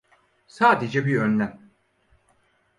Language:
Turkish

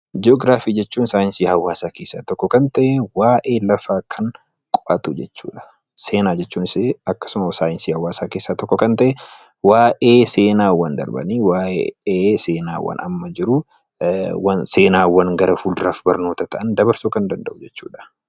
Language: Oromo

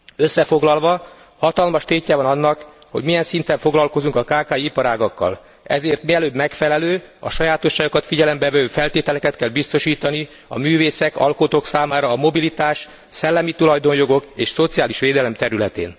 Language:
Hungarian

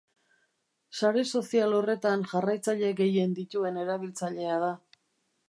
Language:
Basque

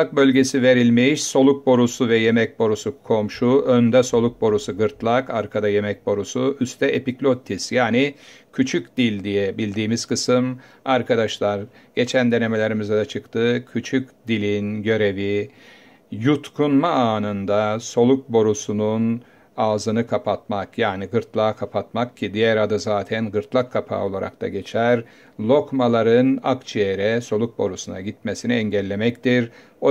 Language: Turkish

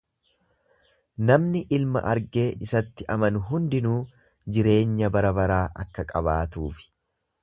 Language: Oromo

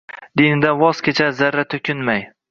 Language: Uzbek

